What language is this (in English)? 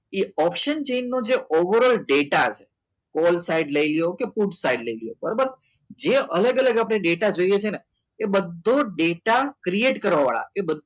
Gujarati